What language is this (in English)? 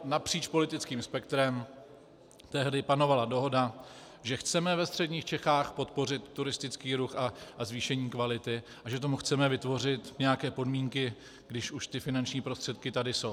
Czech